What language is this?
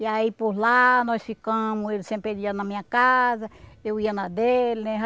Portuguese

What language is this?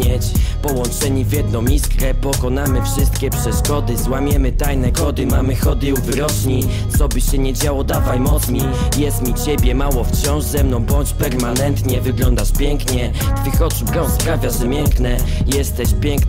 Polish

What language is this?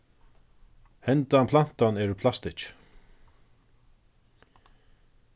Faroese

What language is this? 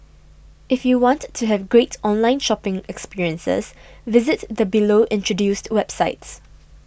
English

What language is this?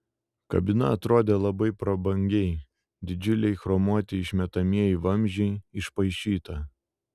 Lithuanian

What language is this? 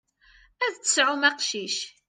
Kabyle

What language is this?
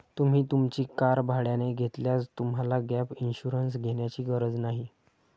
Marathi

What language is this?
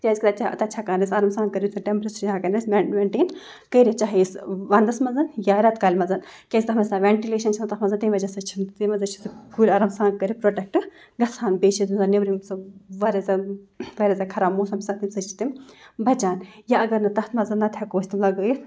Kashmiri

